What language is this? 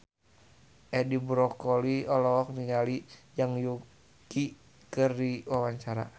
Sundanese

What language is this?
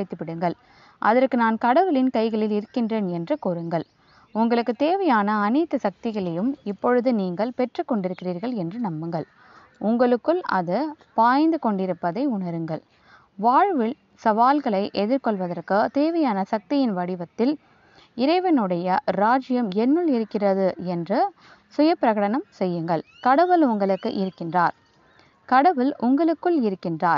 Tamil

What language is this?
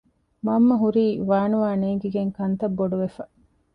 Divehi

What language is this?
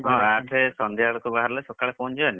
Odia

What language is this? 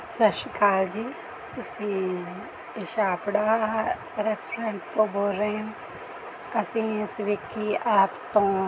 Punjabi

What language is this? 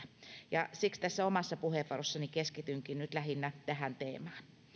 Finnish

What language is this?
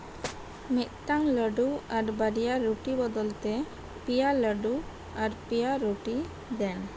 Santali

